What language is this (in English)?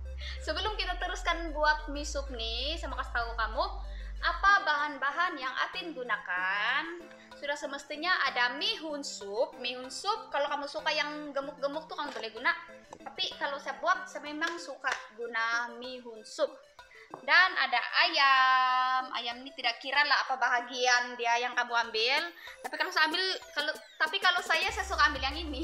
Indonesian